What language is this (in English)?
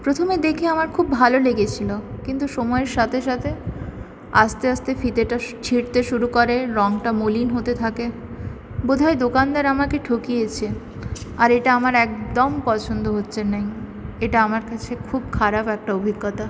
Bangla